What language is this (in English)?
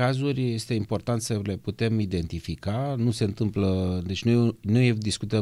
Romanian